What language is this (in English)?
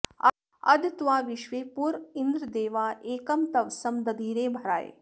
Sanskrit